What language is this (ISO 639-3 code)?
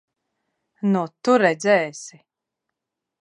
lav